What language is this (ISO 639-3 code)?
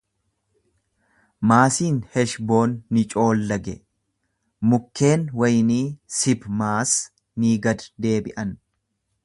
orm